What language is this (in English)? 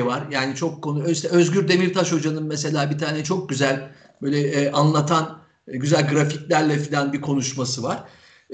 Turkish